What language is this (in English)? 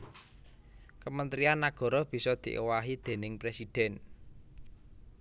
Javanese